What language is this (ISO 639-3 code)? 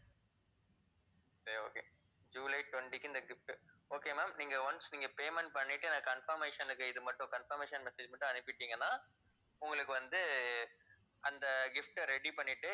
tam